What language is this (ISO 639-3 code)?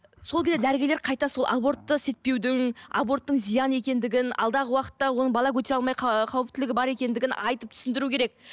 kaz